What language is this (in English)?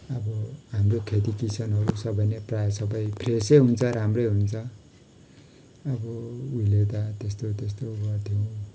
Nepali